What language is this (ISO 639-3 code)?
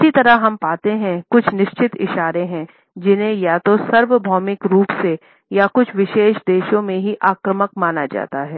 hin